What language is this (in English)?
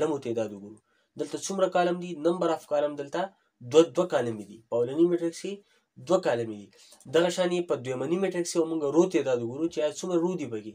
Hindi